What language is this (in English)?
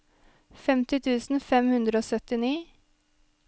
Norwegian